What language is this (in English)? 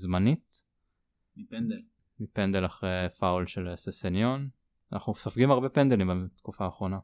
Hebrew